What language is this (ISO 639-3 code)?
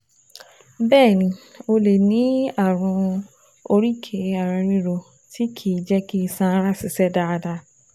yor